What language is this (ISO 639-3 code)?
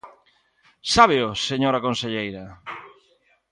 glg